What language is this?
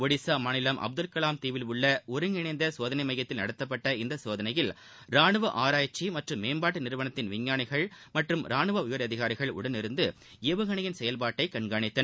Tamil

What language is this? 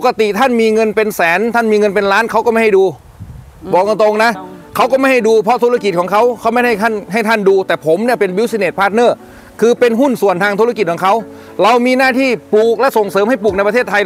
Thai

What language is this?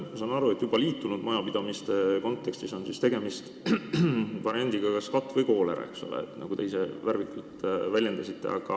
Estonian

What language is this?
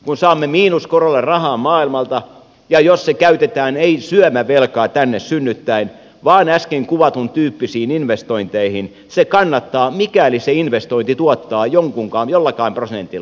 Finnish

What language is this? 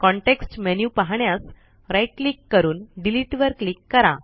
Marathi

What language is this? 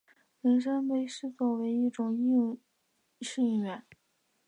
Chinese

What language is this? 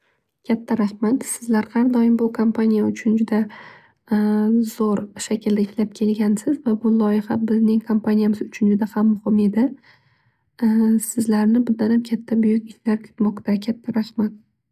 Uzbek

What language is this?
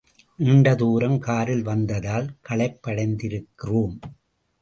Tamil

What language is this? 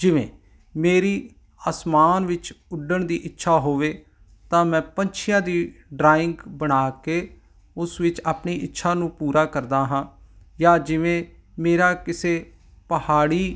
Punjabi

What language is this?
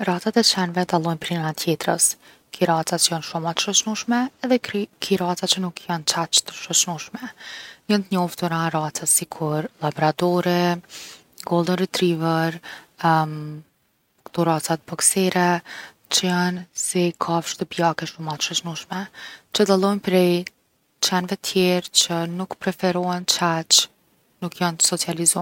Gheg Albanian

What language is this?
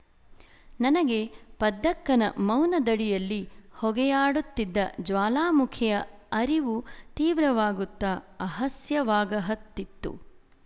Kannada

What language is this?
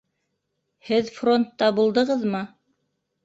Bashkir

